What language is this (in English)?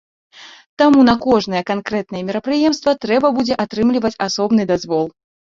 Belarusian